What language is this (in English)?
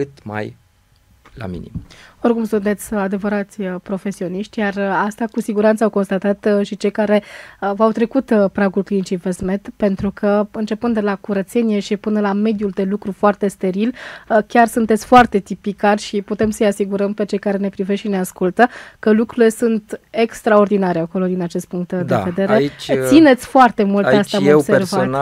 Romanian